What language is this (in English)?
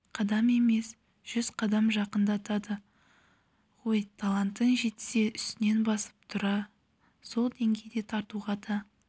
Kazakh